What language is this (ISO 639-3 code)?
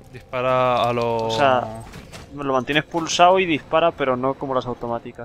spa